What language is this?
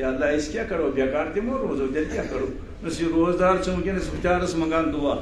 Romanian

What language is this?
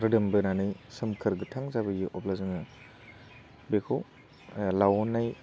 Bodo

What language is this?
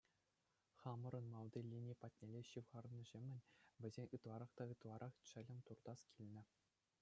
Chuvash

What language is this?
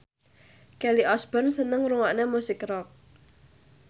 Javanese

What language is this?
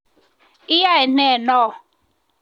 Kalenjin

